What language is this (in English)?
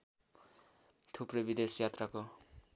Nepali